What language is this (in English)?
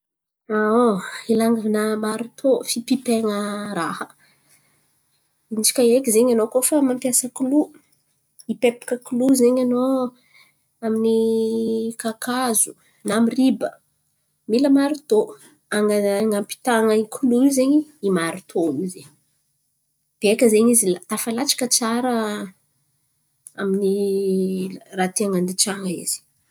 Antankarana Malagasy